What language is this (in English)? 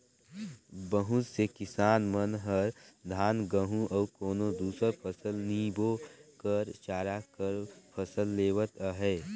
Chhattisgarhi